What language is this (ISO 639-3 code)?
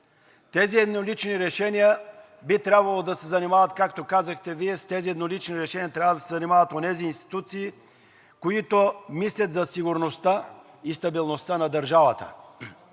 bul